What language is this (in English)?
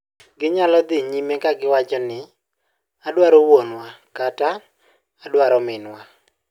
Luo (Kenya and Tanzania)